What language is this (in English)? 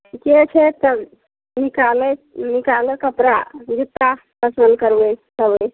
Maithili